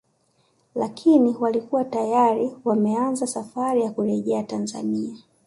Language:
Swahili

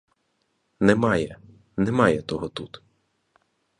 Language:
Ukrainian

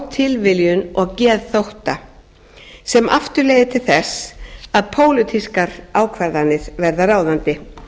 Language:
Icelandic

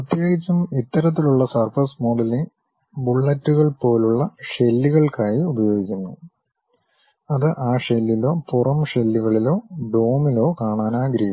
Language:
Malayalam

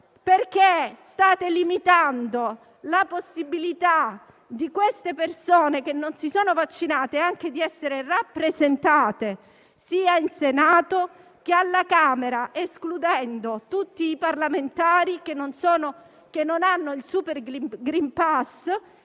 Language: Italian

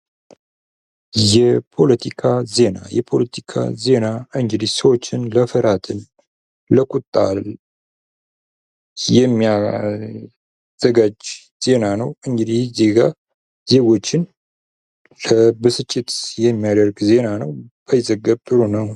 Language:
Amharic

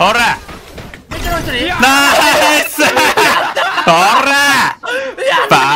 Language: Japanese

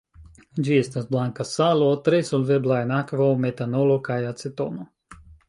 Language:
Esperanto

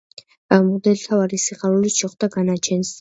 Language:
Georgian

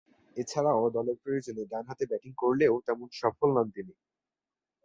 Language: Bangla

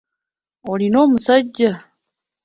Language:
Ganda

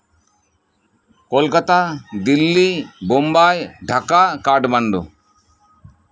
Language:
Santali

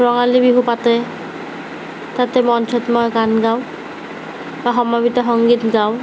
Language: Assamese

